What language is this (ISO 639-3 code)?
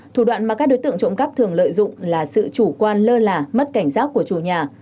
vie